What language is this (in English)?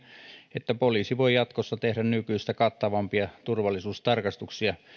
Finnish